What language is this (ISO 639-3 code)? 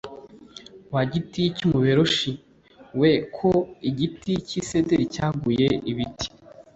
kin